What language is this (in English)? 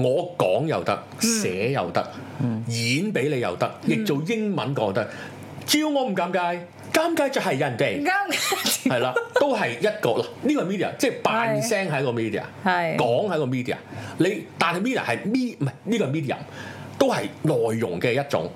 Chinese